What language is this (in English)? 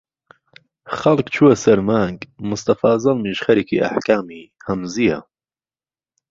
Central Kurdish